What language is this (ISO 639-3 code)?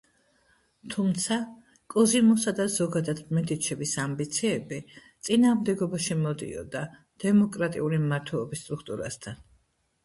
kat